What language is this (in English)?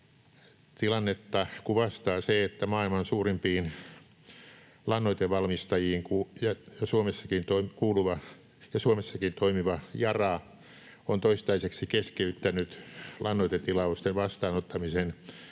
Finnish